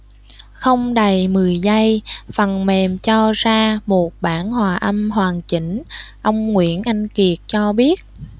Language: Vietnamese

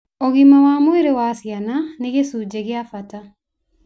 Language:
Kikuyu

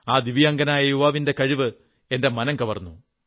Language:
Malayalam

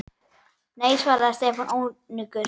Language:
Icelandic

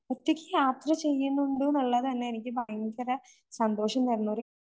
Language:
Malayalam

